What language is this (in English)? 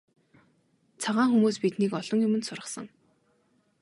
Mongolian